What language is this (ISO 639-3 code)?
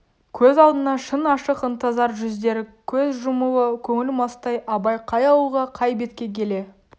kaz